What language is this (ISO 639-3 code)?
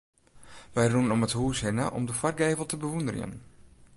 fry